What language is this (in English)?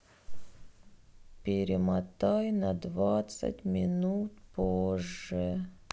Russian